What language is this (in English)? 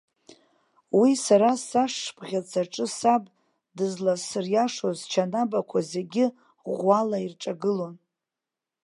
Abkhazian